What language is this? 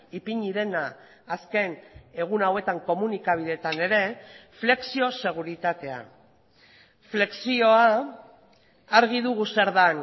Basque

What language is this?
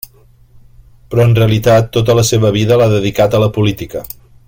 Catalan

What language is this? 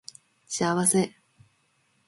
Japanese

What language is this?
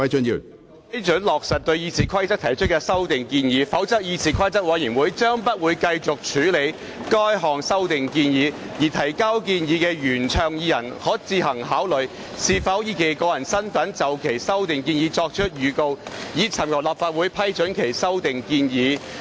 Cantonese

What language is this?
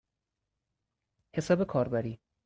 Persian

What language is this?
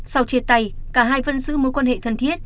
Vietnamese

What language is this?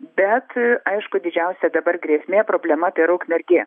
Lithuanian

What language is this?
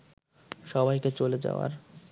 Bangla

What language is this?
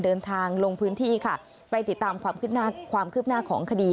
Thai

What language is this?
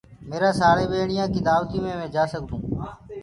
Gurgula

